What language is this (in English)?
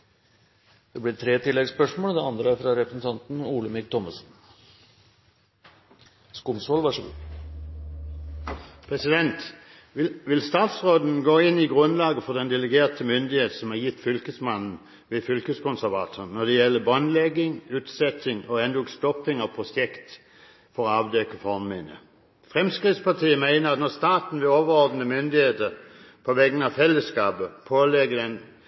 Norwegian